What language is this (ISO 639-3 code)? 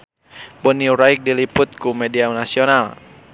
sun